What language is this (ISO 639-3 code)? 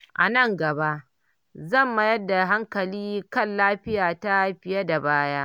hau